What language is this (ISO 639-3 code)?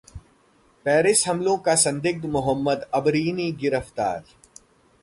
hin